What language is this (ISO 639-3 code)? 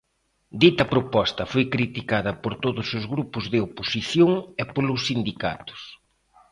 glg